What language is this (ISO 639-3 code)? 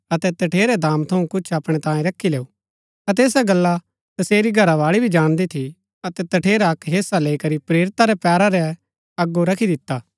gbk